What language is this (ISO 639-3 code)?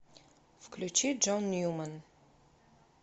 rus